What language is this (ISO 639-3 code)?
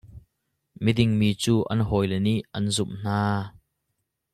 cnh